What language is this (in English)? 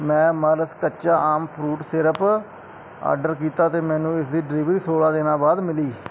Punjabi